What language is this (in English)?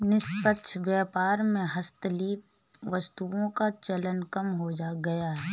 Hindi